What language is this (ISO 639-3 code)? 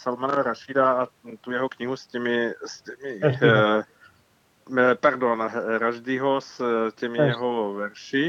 ces